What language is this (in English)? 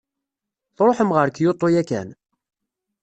Kabyle